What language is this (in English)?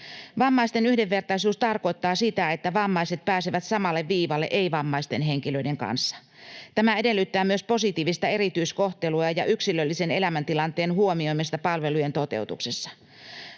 Finnish